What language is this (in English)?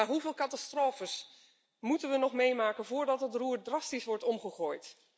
Dutch